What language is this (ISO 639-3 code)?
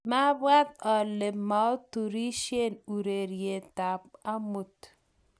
kln